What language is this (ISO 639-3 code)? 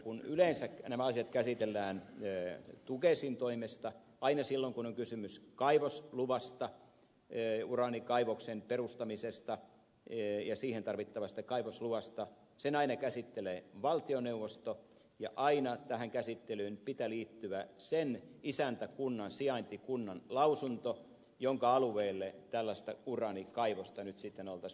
fin